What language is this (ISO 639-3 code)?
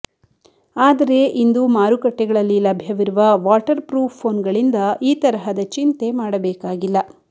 kan